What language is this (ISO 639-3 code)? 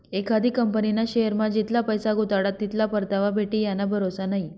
mar